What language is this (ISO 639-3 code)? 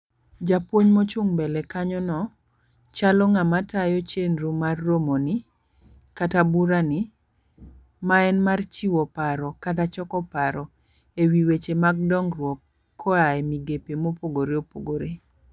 luo